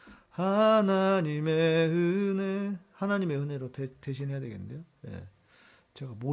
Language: Korean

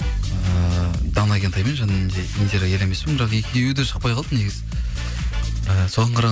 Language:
Kazakh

